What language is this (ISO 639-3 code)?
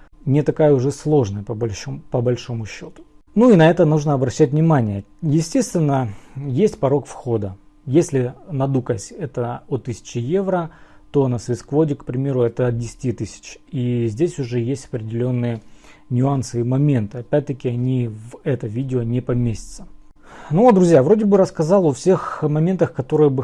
rus